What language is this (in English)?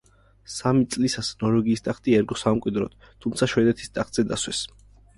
Georgian